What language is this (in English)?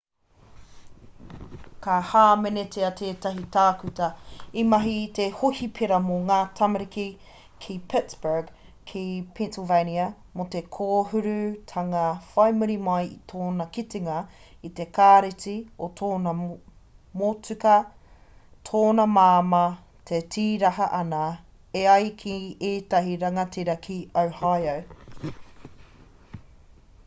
Māori